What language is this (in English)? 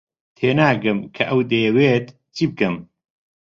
Central Kurdish